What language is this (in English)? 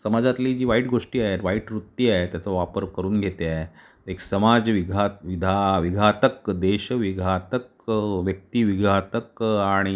Marathi